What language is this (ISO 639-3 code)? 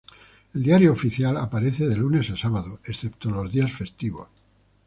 spa